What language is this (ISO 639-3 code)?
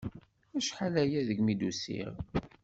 kab